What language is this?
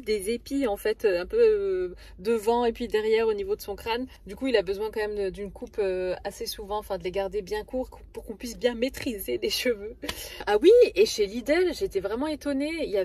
French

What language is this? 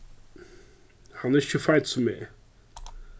Faroese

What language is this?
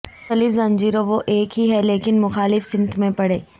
Urdu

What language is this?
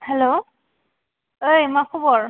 Bodo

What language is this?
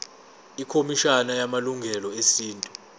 Zulu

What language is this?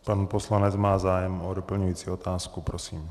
Czech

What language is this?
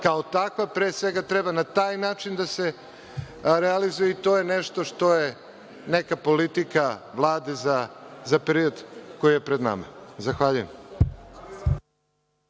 Serbian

